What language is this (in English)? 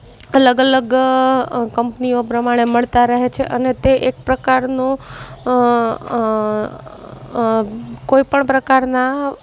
Gujarati